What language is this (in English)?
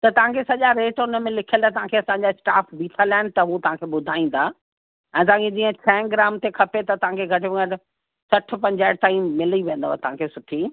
Sindhi